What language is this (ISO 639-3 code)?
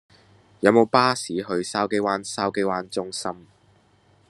yue